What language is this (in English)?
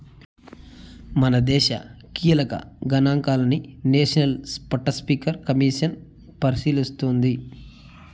Telugu